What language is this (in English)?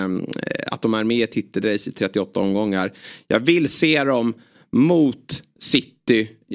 Swedish